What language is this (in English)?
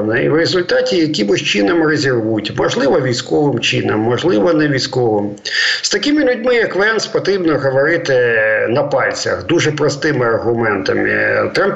Ukrainian